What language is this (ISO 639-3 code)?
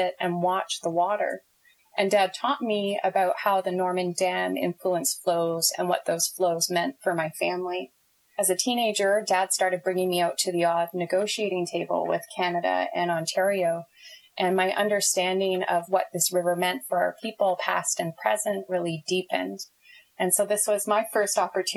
eng